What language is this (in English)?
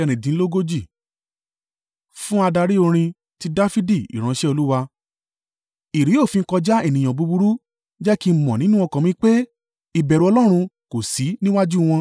Yoruba